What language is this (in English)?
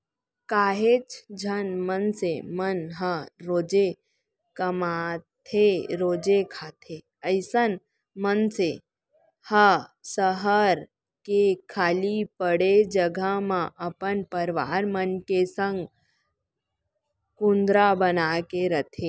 Chhattisgarhi